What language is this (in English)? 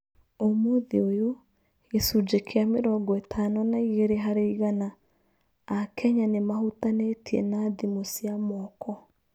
Kikuyu